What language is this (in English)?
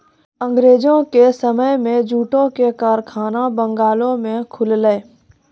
Maithili